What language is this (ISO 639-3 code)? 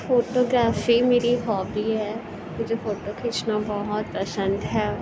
urd